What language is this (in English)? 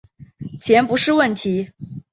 Chinese